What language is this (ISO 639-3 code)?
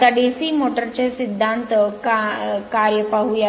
mar